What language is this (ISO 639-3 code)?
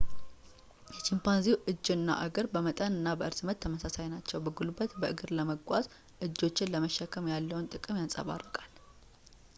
amh